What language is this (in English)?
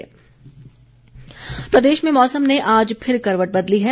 Hindi